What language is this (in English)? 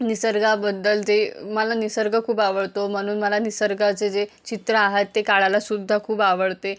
Marathi